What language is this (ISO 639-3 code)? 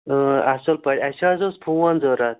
kas